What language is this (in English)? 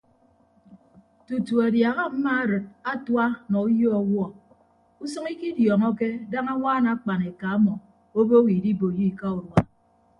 Ibibio